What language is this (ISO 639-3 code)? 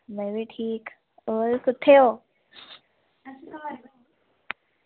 doi